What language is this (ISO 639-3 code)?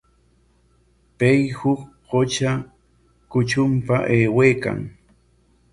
qwa